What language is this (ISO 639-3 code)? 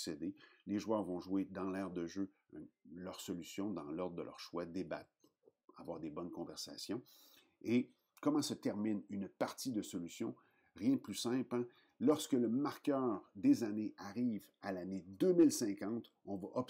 fra